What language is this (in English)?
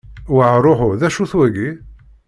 Kabyle